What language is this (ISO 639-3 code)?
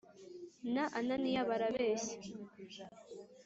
kin